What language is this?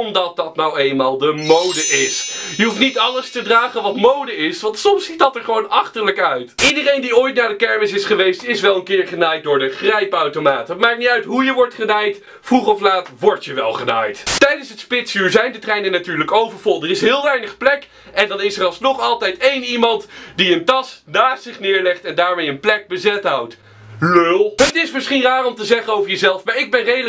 Dutch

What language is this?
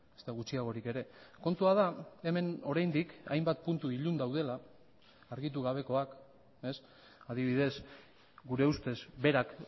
Basque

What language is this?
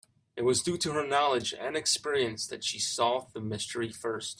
English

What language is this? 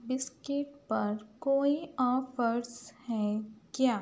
Urdu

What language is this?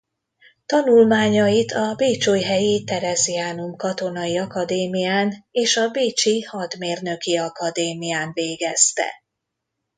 Hungarian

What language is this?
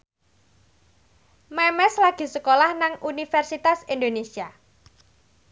Javanese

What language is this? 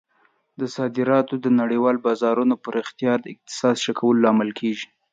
Pashto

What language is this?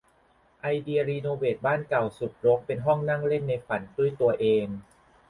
Thai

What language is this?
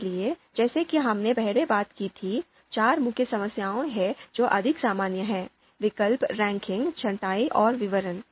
Hindi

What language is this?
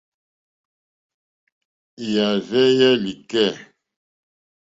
Mokpwe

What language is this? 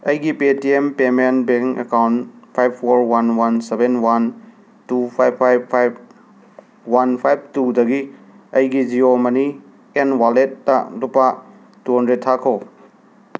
Manipuri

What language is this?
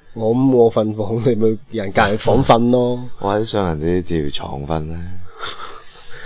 Chinese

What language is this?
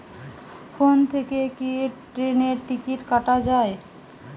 Bangla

